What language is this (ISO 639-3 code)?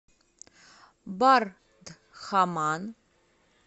rus